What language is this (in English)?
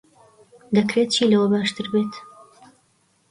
Central Kurdish